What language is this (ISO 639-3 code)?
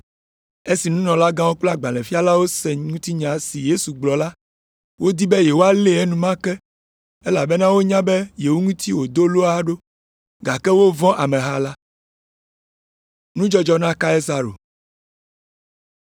ewe